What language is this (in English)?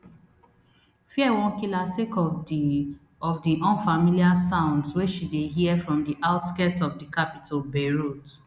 Nigerian Pidgin